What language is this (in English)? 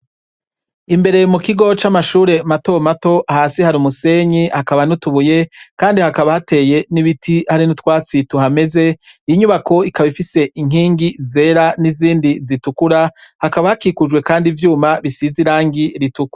Rundi